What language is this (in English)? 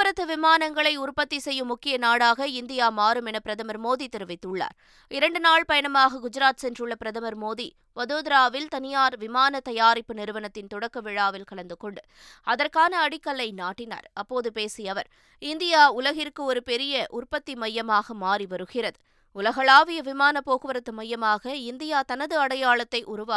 Tamil